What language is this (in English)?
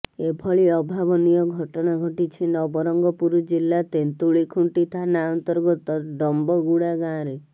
Odia